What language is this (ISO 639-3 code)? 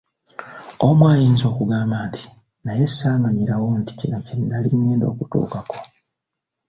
lug